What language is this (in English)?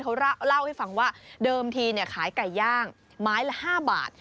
Thai